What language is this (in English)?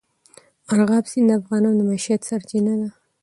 Pashto